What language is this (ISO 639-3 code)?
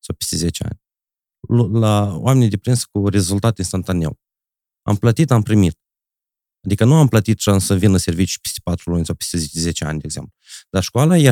ron